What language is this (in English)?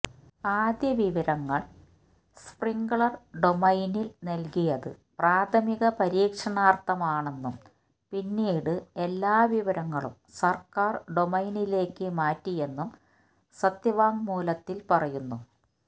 Malayalam